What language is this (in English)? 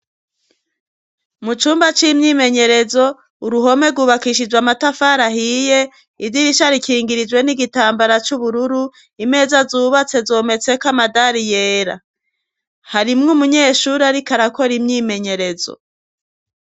Rundi